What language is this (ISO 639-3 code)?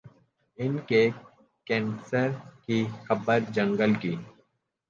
urd